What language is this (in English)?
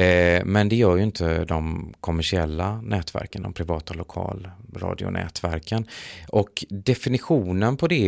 Swedish